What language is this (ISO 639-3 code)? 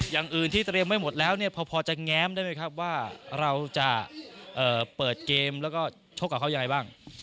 tha